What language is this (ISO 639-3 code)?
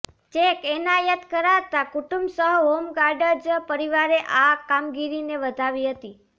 guj